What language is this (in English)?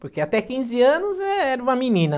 Portuguese